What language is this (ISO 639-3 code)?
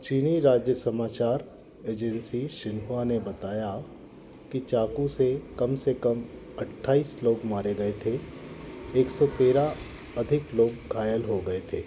hin